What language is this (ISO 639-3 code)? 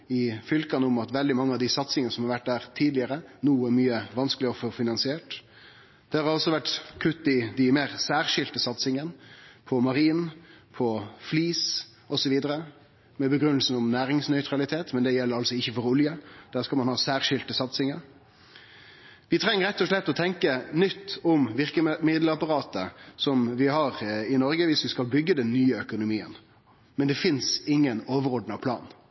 nno